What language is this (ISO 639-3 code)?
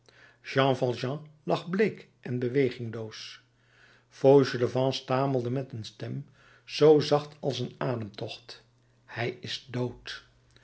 nld